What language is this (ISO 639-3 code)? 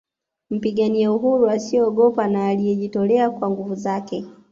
swa